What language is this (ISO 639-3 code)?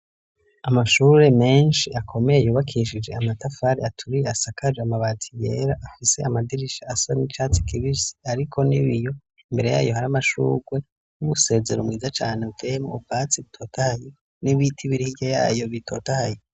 run